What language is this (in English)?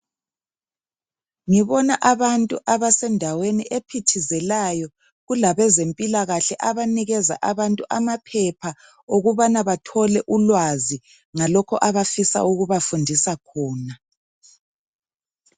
North Ndebele